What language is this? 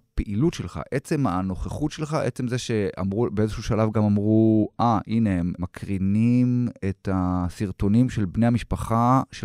Hebrew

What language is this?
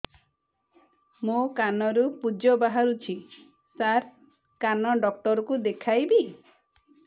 Odia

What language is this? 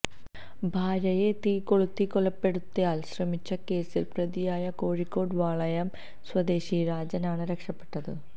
Malayalam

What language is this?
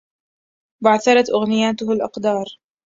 Arabic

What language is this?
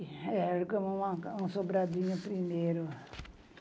Portuguese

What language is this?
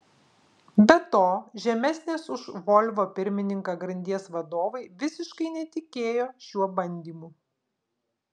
Lithuanian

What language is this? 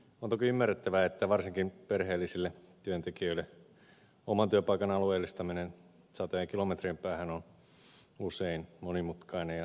Finnish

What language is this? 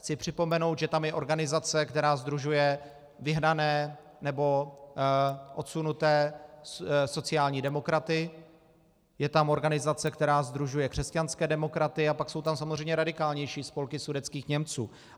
Czech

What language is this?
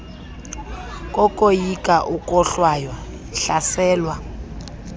Xhosa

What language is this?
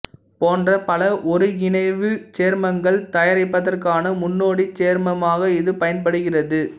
Tamil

